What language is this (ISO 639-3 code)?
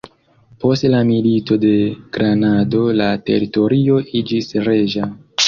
epo